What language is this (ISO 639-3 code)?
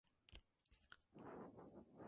spa